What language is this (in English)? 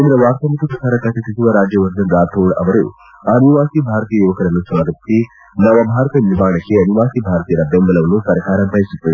Kannada